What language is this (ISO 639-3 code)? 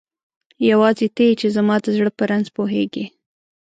pus